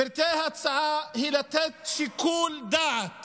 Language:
Hebrew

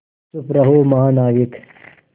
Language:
Hindi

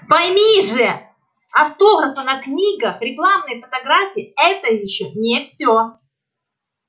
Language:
Russian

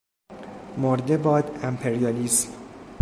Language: Persian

